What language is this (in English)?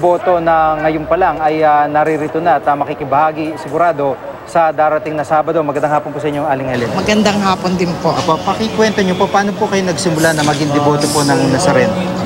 Filipino